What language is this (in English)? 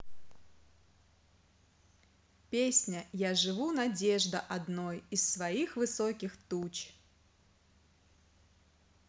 Russian